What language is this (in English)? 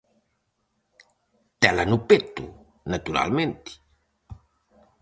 Galician